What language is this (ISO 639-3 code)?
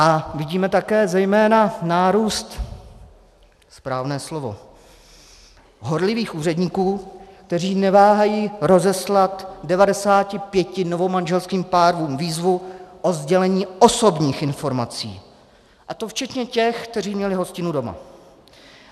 ces